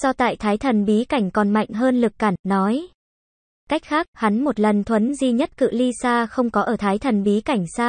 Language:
Vietnamese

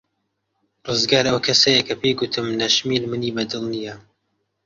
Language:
Central Kurdish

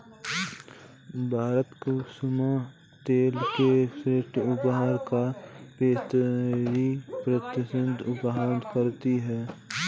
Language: Hindi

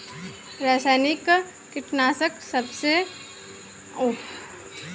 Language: Bhojpuri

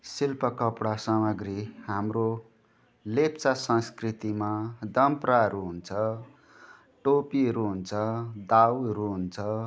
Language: Nepali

